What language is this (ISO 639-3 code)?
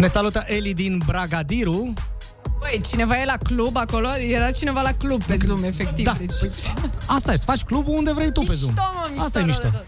ron